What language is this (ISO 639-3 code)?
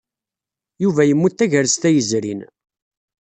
kab